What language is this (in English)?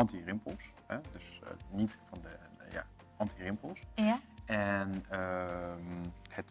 Dutch